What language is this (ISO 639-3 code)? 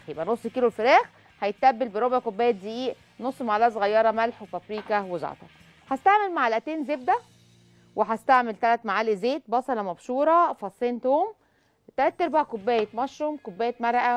ara